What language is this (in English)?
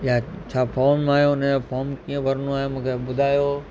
Sindhi